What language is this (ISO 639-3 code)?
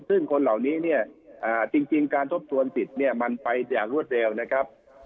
tha